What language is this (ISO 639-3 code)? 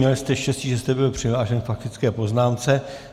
ces